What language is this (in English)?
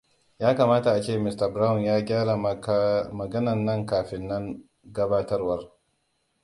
Hausa